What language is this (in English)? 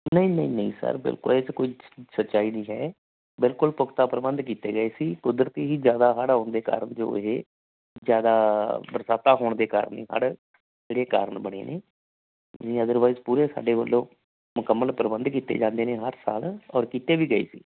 Punjabi